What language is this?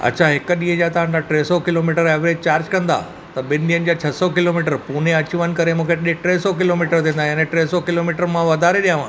Sindhi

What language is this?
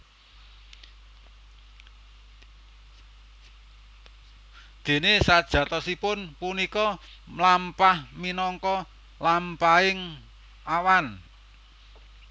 Javanese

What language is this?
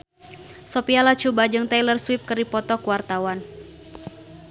Sundanese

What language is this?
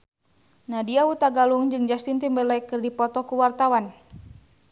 Sundanese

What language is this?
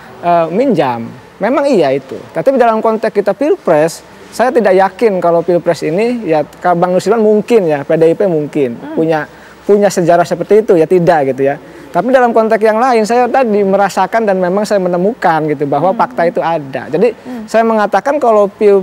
Indonesian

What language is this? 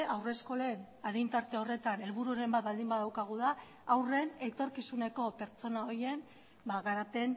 Basque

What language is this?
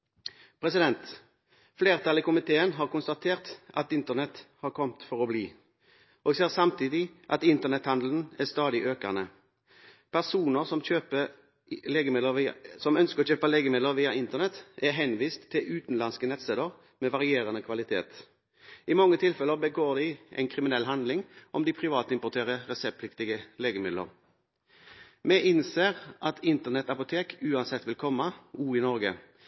Norwegian Bokmål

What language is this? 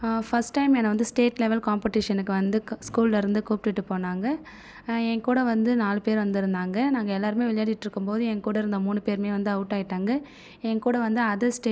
Tamil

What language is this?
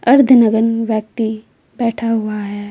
Hindi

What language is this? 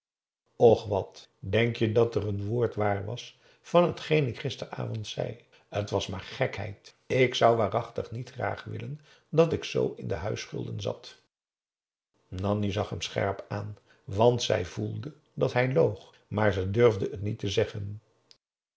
Dutch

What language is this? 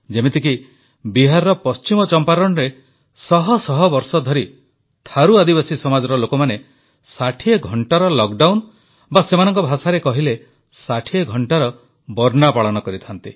Odia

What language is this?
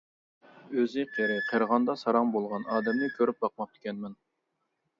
Uyghur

